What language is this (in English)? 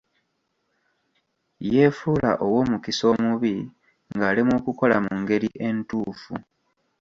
Ganda